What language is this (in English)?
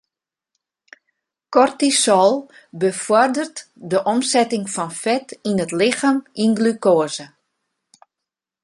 Western Frisian